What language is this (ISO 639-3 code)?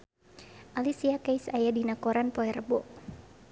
sun